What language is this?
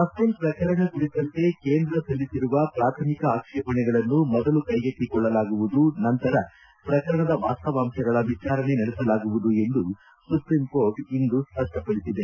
Kannada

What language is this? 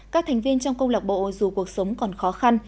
Vietnamese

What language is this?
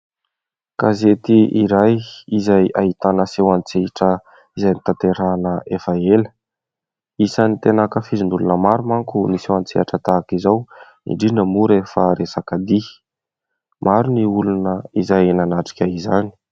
Malagasy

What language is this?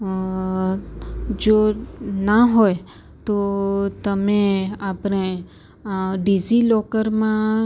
Gujarati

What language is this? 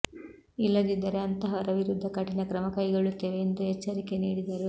Kannada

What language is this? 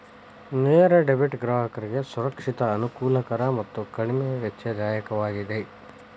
Kannada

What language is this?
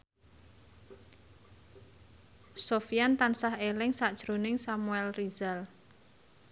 Javanese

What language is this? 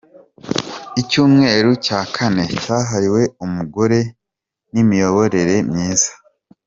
Kinyarwanda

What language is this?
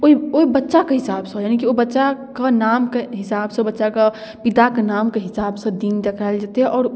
Maithili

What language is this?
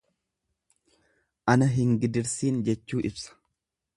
Oromo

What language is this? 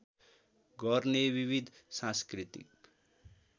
Nepali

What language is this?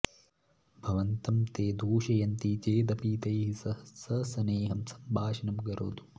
Sanskrit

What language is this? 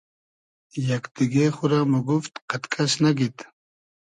Hazaragi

